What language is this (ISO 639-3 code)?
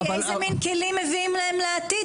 heb